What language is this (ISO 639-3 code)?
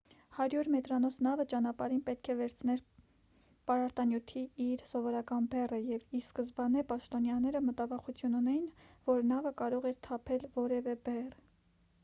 hye